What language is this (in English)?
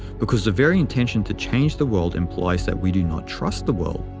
English